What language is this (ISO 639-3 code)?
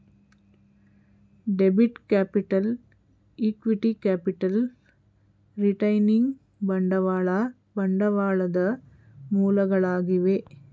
kan